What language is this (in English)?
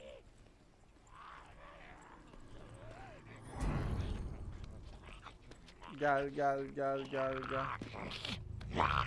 Turkish